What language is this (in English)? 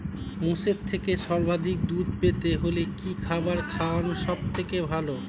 Bangla